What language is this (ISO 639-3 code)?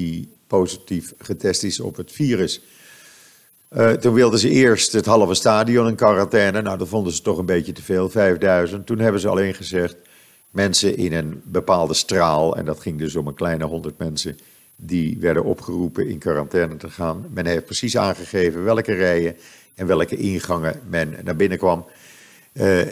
nld